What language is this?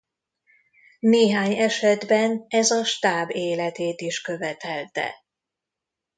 Hungarian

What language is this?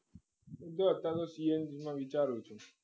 Gujarati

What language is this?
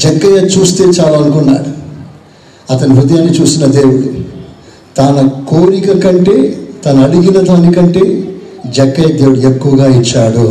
Telugu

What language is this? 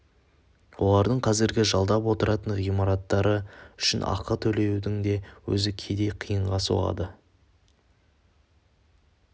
Kazakh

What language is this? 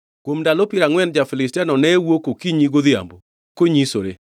Luo (Kenya and Tanzania)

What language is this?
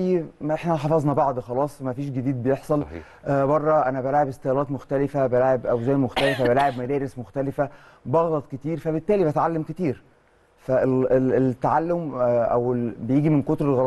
Arabic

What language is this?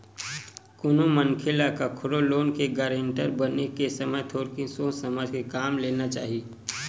Chhattisgarhi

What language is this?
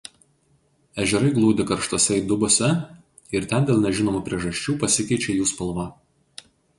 Lithuanian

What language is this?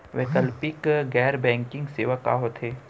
Chhattisgarhi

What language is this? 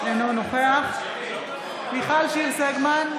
Hebrew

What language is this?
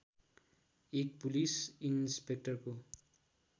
Nepali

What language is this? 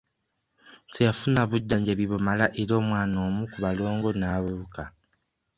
Ganda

